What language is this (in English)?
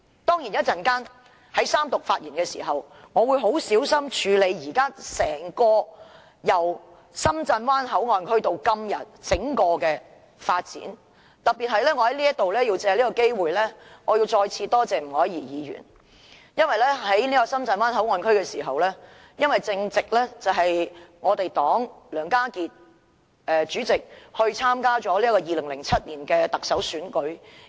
Cantonese